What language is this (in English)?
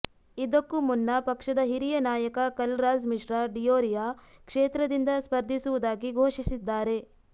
Kannada